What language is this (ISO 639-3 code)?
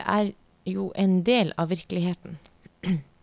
nor